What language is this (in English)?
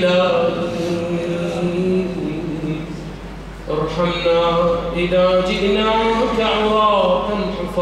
Arabic